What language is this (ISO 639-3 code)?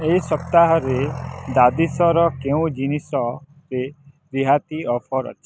ori